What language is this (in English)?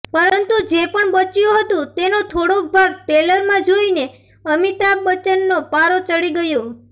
Gujarati